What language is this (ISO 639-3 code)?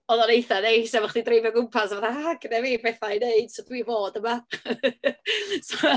cym